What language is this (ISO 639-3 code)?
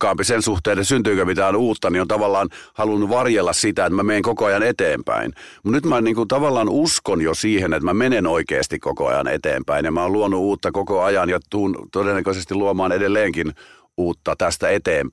fin